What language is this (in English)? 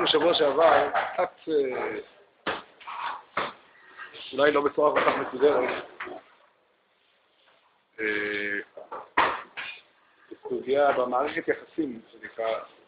Hebrew